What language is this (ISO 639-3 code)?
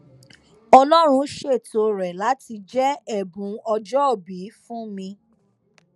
yor